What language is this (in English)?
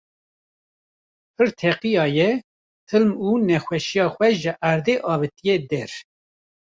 Kurdish